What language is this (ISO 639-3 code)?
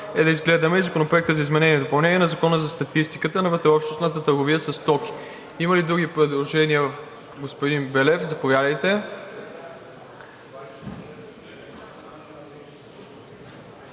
bul